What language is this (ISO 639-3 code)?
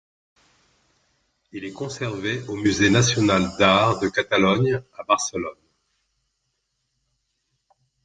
fra